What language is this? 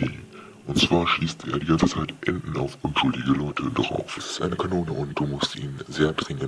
German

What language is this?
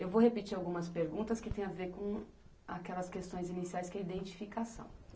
Portuguese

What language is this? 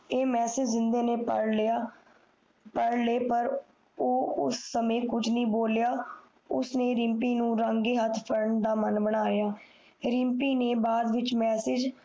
Punjabi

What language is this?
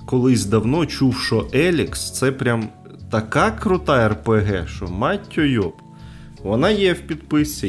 Ukrainian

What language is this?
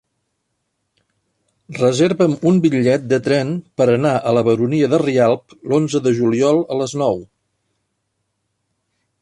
Catalan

